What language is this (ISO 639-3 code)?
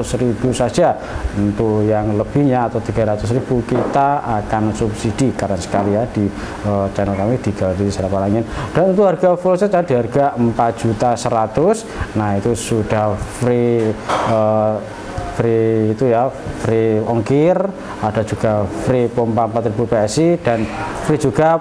ind